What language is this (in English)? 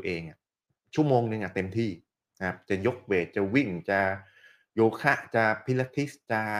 Thai